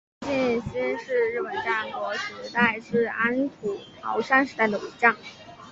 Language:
Chinese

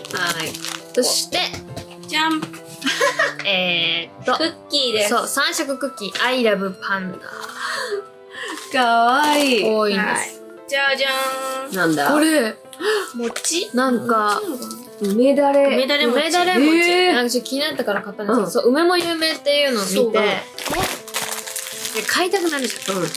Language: Japanese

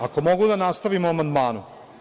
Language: Serbian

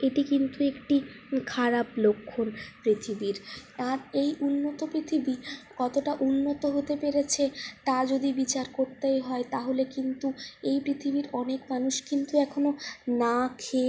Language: Bangla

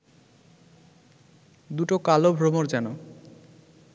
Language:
Bangla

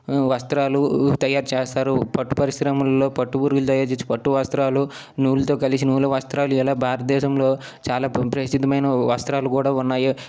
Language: Telugu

